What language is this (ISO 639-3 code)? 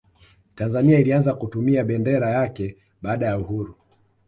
swa